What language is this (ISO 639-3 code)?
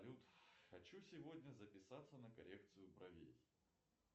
rus